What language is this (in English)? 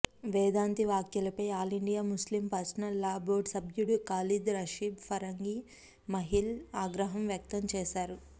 Telugu